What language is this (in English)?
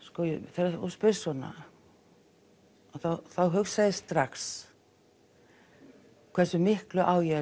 Icelandic